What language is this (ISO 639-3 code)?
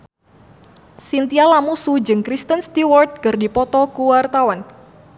sun